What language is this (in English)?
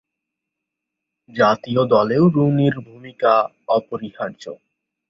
Bangla